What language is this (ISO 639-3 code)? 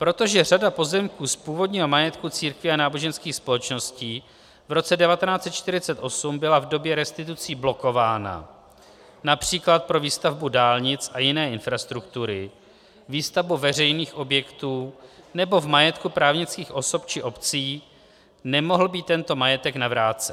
ces